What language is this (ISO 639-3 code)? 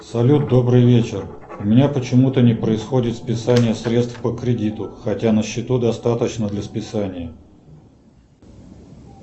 rus